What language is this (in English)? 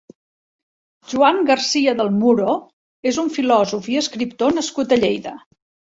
Catalan